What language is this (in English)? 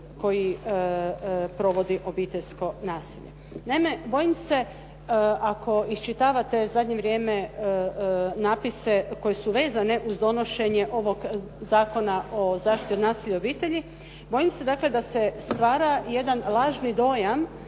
Croatian